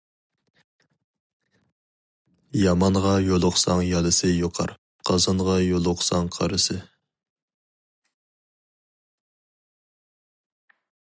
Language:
Uyghur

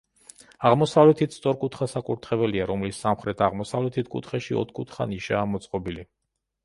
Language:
Georgian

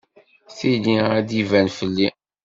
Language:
Kabyle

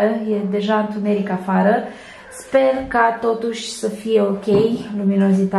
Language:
Romanian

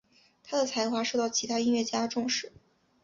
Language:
Chinese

